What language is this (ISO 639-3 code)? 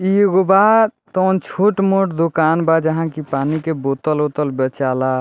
bho